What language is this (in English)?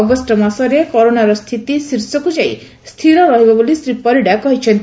Odia